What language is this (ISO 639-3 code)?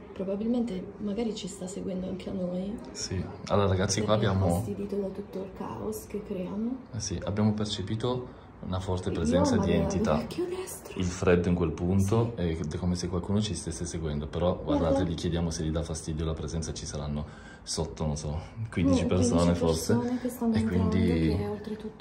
ita